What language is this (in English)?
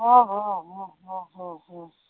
Assamese